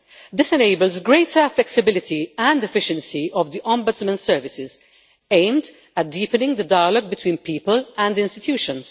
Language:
English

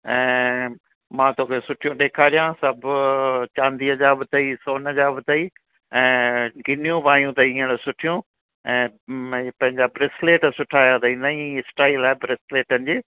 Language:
Sindhi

